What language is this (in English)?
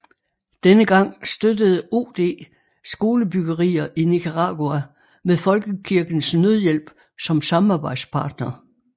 Danish